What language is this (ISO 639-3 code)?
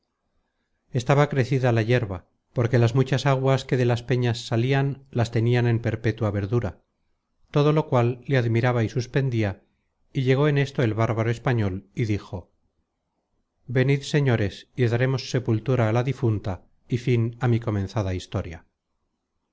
spa